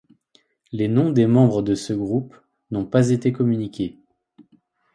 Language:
French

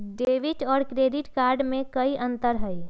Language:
Magahi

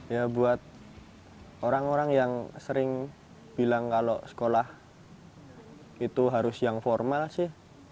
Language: Indonesian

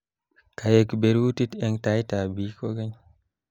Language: Kalenjin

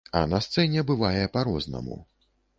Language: Belarusian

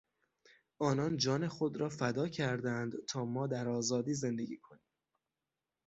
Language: Persian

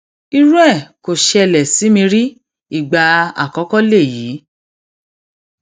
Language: Yoruba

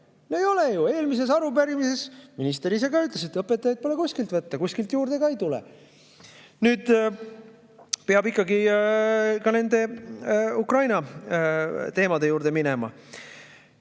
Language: Estonian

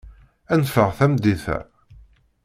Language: Kabyle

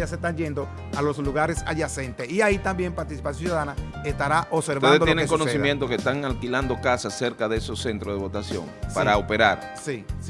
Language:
Spanish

